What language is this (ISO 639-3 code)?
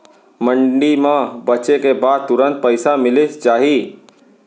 hne